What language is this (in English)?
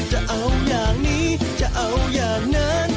Thai